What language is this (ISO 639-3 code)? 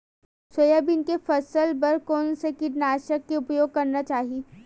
hne